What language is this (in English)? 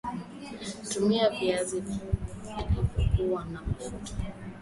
Swahili